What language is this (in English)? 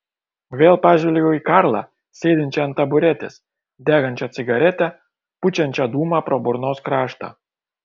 Lithuanian